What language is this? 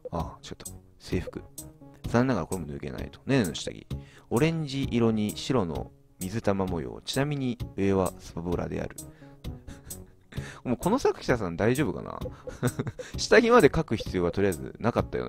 Japanese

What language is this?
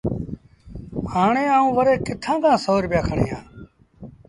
Sindhi Bhil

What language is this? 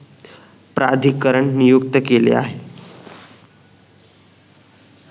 Marathi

